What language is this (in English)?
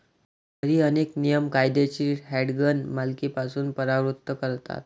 Marathi